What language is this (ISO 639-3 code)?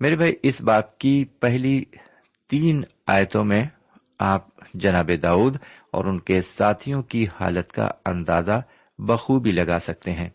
urd